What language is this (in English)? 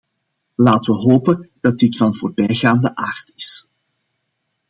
Dutch